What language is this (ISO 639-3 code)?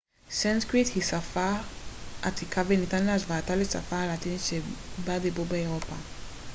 heb